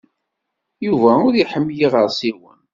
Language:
Kabyle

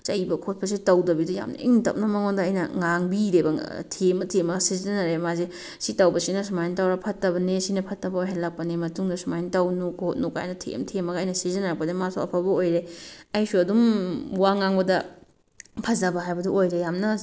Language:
Manipuri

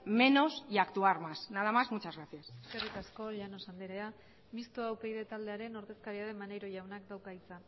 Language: Basque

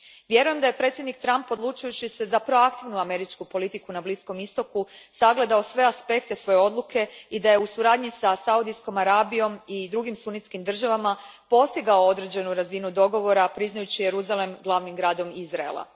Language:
Croatian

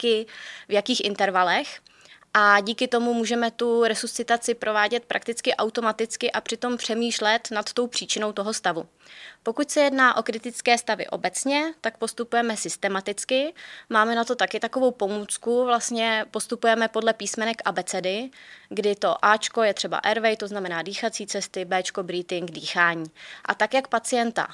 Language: Czech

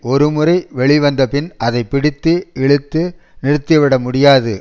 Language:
Tamil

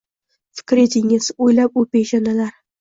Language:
Uzbek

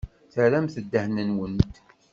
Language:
Kabyle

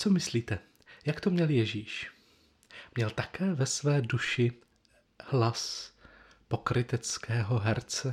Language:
Czech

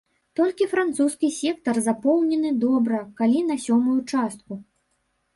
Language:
Belarusian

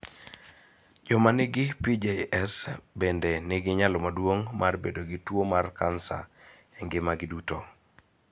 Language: Luo (Kenya and Tanzania)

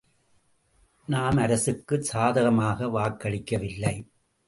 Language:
Tamil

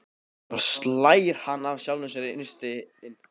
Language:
Icelandic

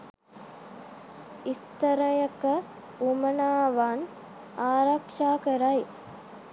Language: Sinhala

